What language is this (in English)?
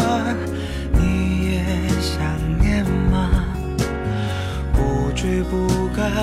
Chinese